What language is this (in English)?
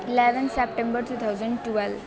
Nepali